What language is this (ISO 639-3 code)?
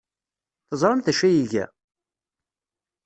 kab